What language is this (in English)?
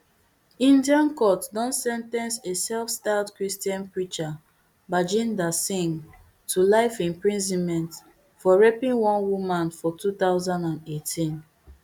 Nigerian Pidgin